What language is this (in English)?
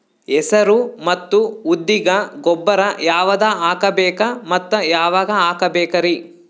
Kannada